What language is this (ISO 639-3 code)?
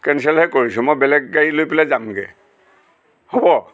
asm